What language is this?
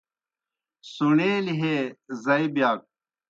Kohistani Shina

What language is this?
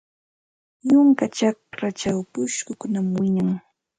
Santa Ana de Tusi Pasco Quechua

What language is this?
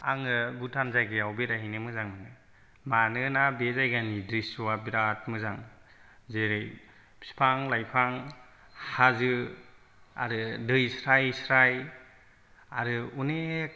Bodo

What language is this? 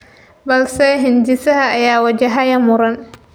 Somali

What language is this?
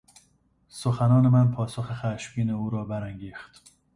Persian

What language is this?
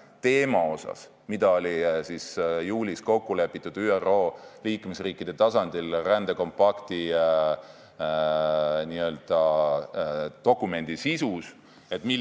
Estonian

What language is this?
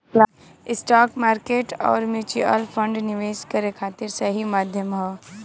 Bhojpuri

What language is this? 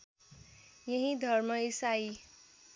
Nepali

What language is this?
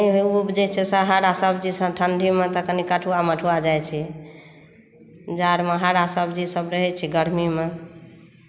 Maithili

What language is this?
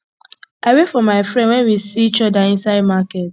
Nigerian Pidgin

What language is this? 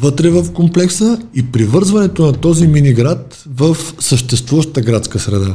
Bulgarian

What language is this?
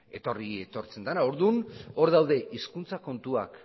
Basque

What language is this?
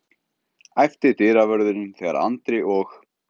Icelandic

